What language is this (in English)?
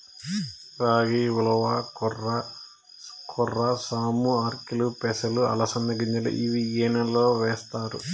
Telugu